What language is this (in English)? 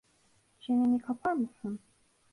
Turkish